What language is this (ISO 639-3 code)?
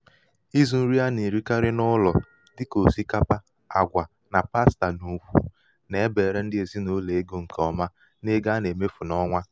ibo